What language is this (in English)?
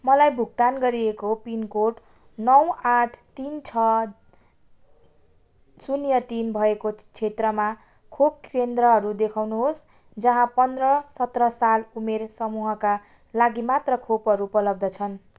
Nepali